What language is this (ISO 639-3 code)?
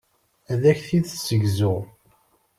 kab